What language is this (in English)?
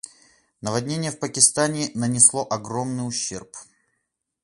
Russian